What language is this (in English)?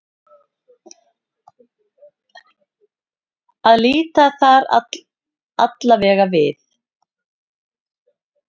Icelandic